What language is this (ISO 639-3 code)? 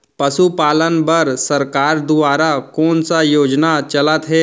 hne